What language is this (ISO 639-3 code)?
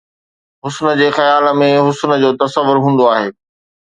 snd